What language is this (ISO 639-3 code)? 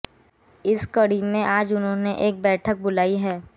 hin